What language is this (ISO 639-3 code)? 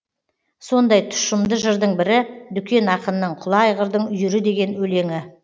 kaz